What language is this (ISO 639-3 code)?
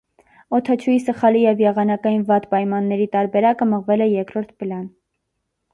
hye